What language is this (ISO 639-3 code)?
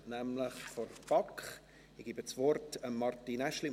gsw